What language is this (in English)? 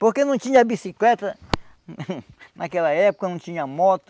Portuguese